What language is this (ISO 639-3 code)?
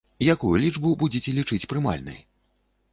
bel